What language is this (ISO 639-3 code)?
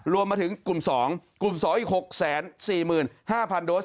tha